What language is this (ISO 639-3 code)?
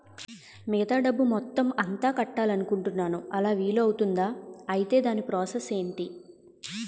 tel